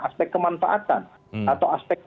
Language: Indonesian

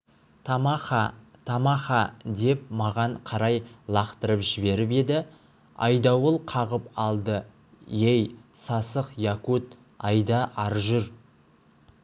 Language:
Kazakh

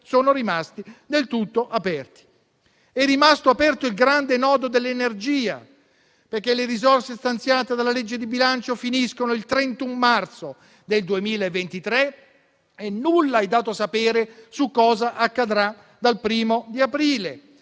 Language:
Italian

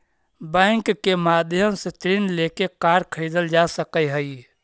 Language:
Magahi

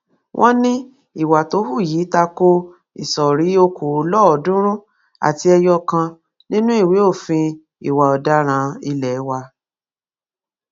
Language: Yoruba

